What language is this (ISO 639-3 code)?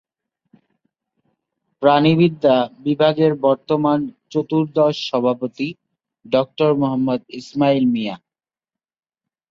ben